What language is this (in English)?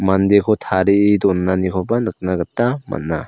Garo